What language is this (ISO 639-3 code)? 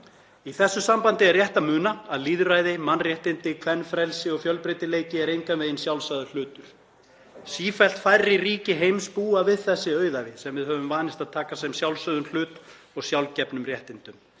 isl